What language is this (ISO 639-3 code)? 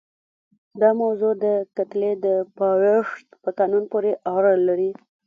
pus